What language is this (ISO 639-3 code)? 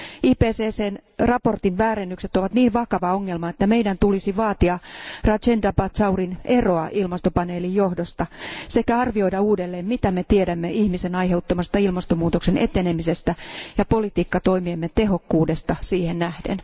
fin